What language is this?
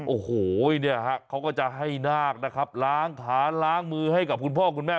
Thai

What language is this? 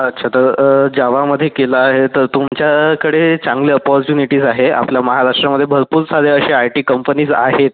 Marathi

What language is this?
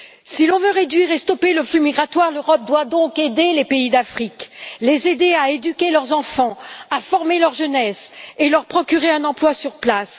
French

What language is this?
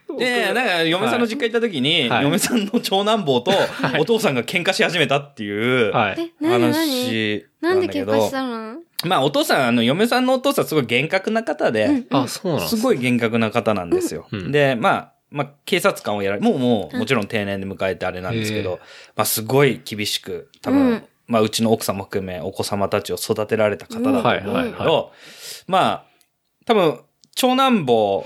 Japanese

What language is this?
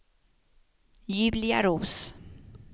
Swedish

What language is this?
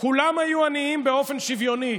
Hebrew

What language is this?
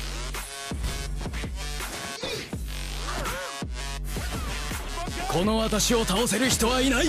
Japanese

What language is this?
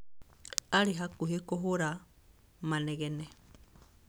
Kikuyu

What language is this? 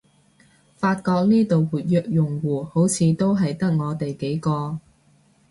Cantonese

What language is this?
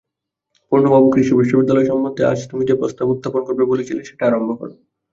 Bangla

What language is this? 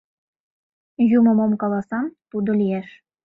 Mari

